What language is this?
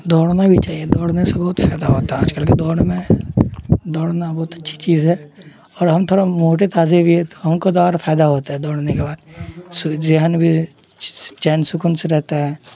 Urdu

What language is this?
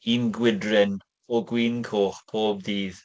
Welsh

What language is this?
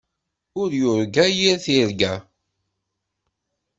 Kabyle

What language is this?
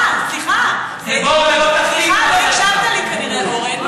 Hebrew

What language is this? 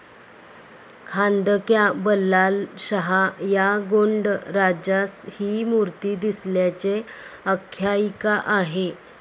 Marathi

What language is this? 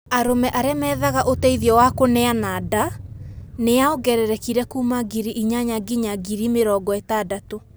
Kikuyu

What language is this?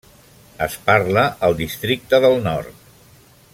Catalan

